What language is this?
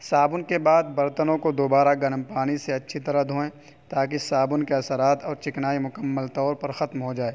Urdu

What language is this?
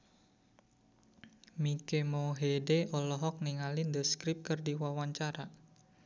Sundanese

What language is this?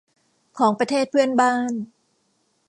Thai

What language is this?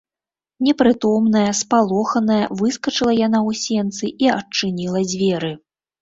Belarusian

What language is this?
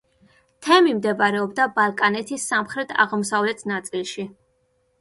Georgian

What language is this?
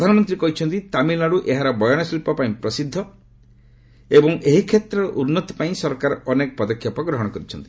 Odia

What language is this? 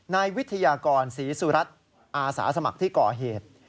Thai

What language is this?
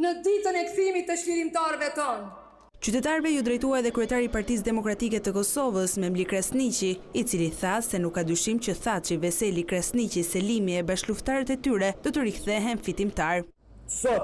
Romanian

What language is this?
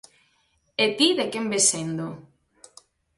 Galician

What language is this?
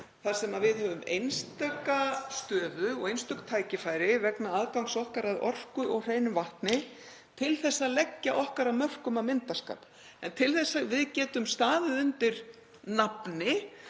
Icelandic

